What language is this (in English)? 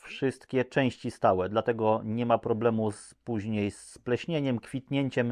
Polish